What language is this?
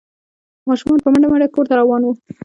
Pashto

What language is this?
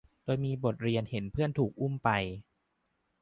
Thai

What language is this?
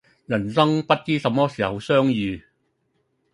Cantonese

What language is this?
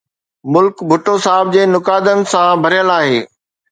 Sindhi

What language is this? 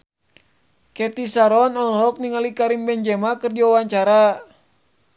Sundanese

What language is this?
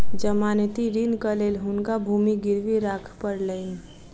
Maithili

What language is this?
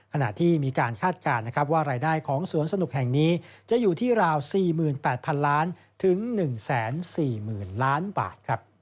Thai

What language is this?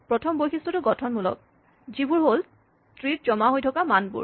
Assamese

